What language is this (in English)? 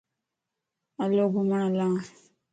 Lasi